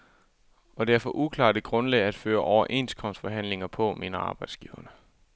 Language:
Danish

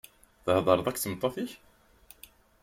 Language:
Kabyle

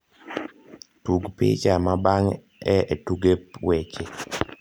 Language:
Luo (Kenya and Tanzania)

